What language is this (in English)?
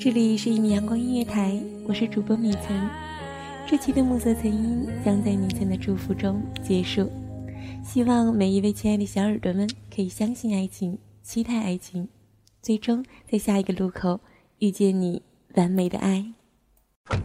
Chinese